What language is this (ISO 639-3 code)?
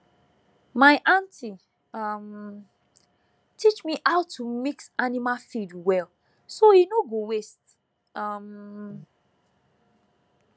pcm